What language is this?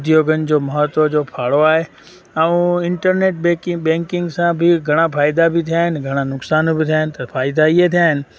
Sindhi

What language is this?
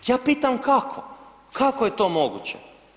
Croatian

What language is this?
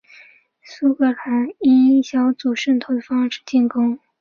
Chinese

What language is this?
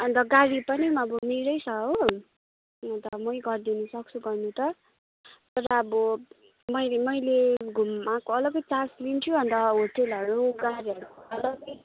Nepali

